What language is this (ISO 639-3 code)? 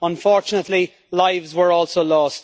eng